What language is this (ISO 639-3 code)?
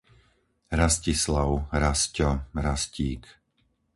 slk